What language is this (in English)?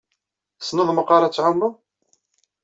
Kabyle